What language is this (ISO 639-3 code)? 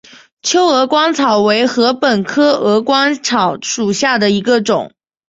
zho